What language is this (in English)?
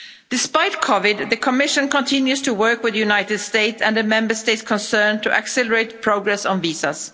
English